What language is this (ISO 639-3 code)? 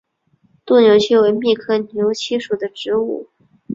zho